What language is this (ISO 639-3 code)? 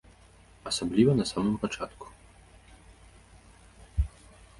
bel